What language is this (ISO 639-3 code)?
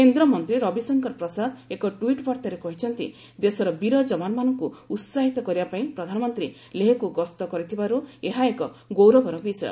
ori